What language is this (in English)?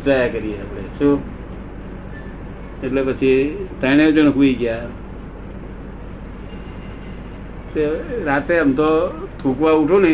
Gujarati